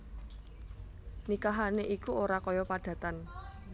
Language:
Javanese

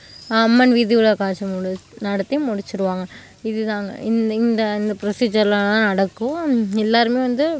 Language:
Tamil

